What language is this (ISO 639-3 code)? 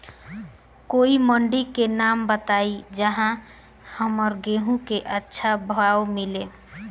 bho